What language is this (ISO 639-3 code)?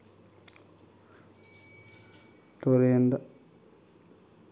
mni